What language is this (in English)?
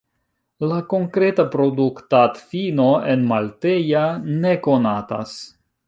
Esperanto